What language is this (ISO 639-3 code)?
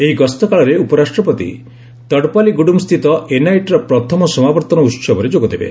ori